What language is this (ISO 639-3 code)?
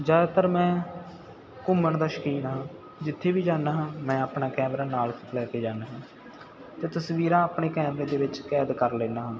pan